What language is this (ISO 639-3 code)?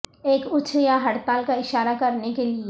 urd